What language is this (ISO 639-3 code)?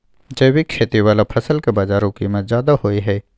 mai